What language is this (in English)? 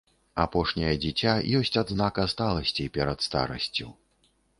Belarusian